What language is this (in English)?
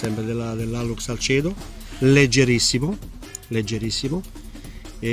Italian